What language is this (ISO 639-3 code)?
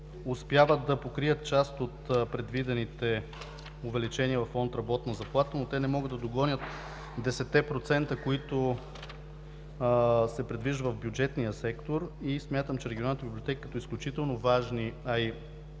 bul